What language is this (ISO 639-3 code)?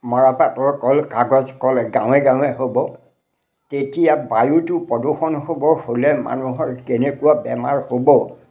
asm